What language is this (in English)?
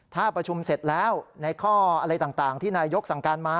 Thai